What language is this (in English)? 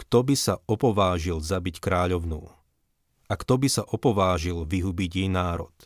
Slovak